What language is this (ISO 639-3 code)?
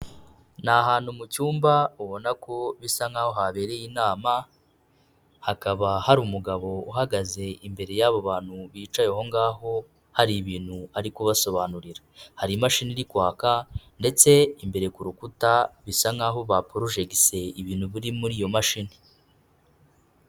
kin